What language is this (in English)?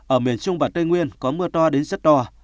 Vietnamese